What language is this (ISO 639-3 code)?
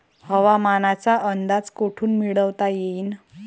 mar